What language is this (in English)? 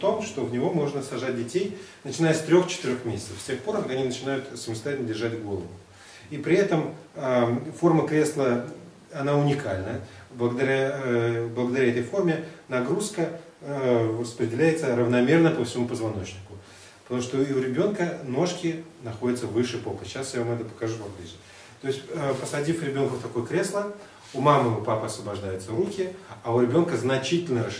Russian